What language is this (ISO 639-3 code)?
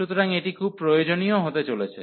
ben